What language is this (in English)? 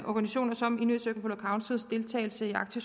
Danish